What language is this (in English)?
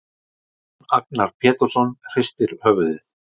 Icelandic